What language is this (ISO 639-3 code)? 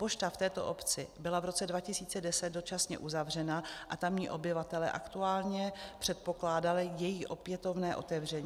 ces